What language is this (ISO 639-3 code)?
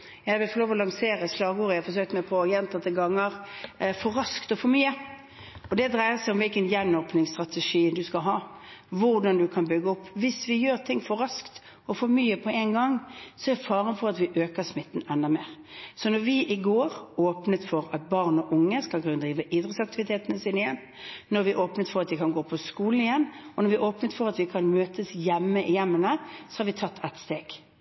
nob